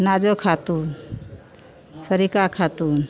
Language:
Maithili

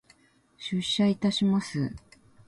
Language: Japanese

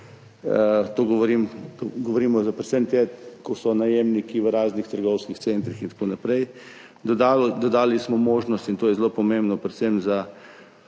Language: Slovenian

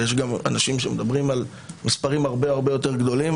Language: Hebrew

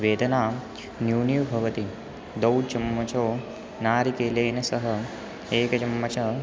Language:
Sanskrit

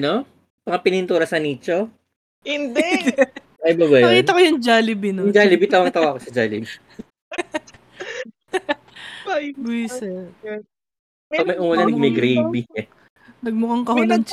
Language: Filipino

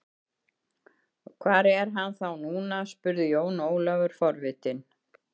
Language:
Icelandic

